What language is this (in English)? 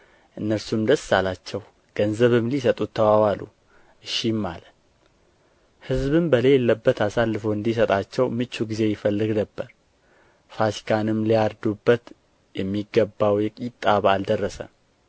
Amharic